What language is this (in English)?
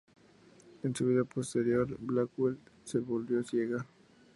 Spanish